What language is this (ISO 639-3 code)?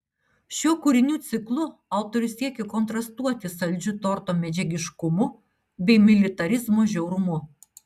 lit